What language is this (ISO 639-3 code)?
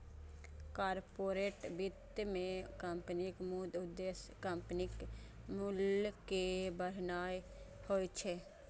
mai